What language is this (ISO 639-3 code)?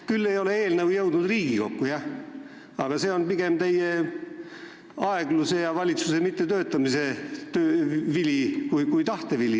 est